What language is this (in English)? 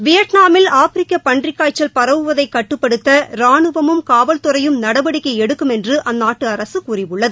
Tamil